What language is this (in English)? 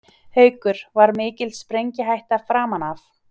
Icelandic